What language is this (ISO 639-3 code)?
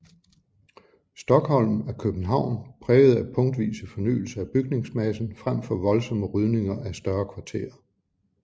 dan